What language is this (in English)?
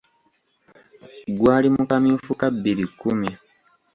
Ganda